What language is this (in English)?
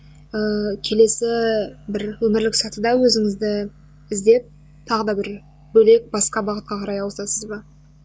Kazakh